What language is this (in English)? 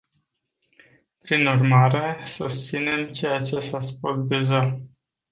Romanian